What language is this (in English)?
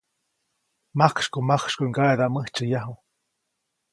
Copainalá Zoque